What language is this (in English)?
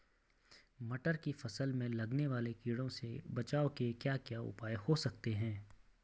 Hindi